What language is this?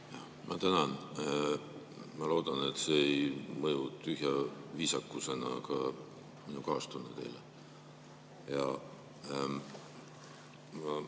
Estonian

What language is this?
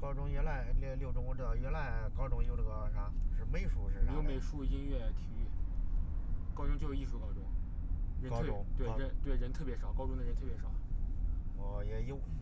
Chinese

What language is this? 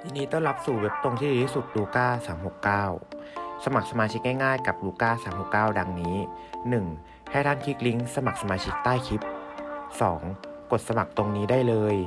Thai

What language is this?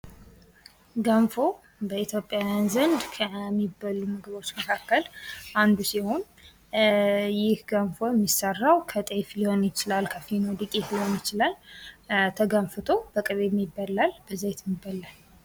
Amharic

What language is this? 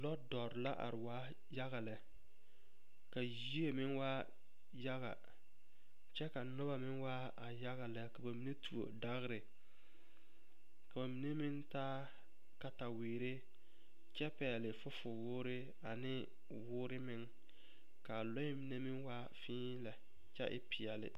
Southern Dagaare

